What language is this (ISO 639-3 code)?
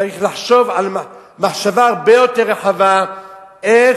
heb